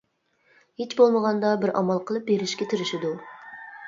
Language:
Uyghur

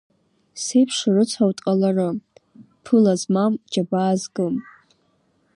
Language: Abkhazian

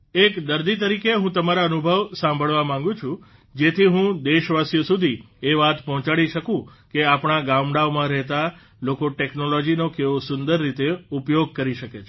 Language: Gujarati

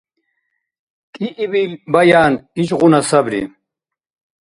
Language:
Dargwa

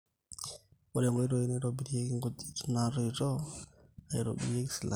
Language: Masai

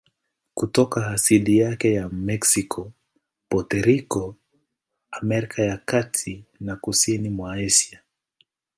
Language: Swahili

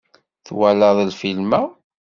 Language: Kabyle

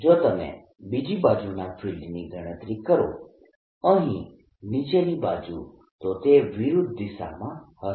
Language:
Gujarati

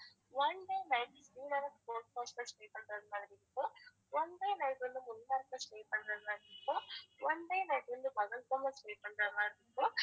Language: Tamil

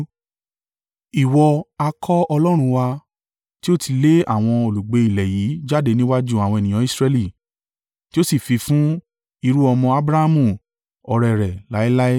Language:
Yoruba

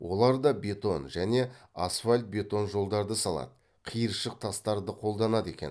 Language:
Kazakh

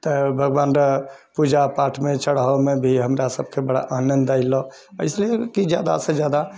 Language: Maithili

